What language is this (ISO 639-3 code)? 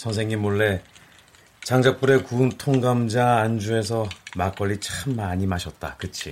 kor